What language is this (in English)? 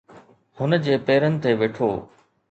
Sindhi